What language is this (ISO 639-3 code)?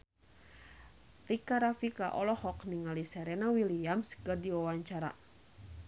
sun